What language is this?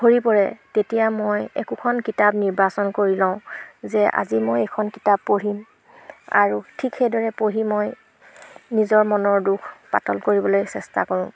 Assamese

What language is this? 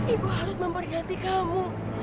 Indonesian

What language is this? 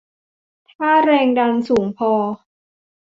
Thai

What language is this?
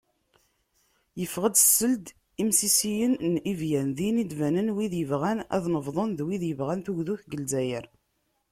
Kabyle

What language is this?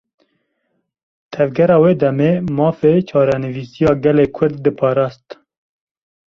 Kurdish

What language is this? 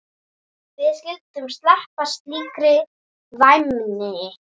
Icelandic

